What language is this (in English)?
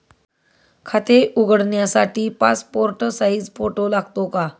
Marathi